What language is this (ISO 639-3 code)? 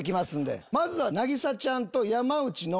jpn